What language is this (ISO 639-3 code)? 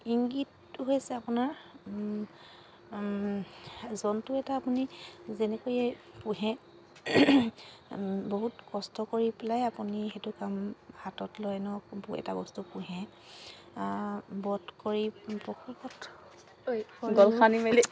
asm